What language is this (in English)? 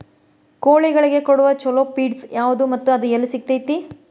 Kannada